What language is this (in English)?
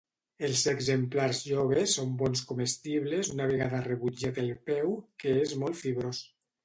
Catalan